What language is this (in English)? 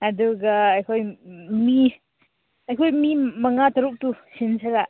Manipuri